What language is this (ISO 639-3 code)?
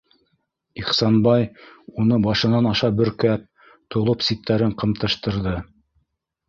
bak